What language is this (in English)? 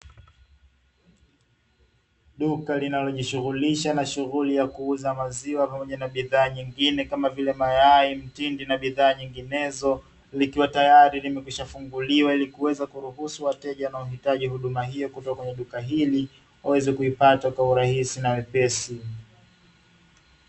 Swahili